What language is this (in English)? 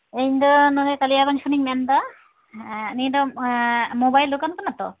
Santali